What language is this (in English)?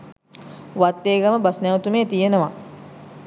Sinhala